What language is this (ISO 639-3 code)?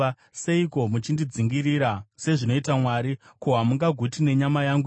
sna